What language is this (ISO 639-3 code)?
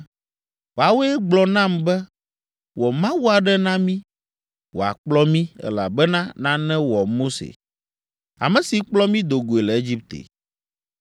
ewe